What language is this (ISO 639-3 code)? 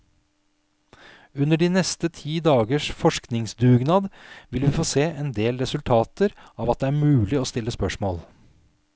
nor